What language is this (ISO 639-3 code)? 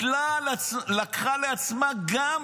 heb